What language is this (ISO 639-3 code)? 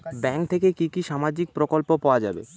ben